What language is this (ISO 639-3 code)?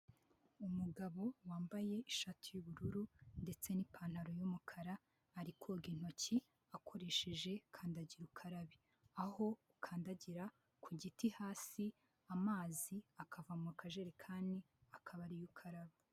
kin